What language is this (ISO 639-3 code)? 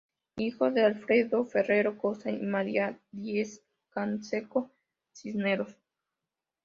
spa